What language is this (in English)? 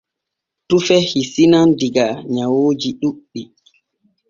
Borgu Fulfulde